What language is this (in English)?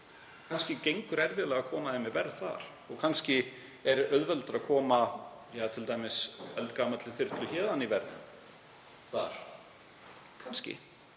Icelandic